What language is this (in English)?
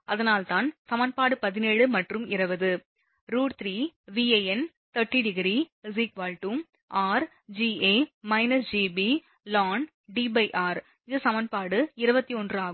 Tamil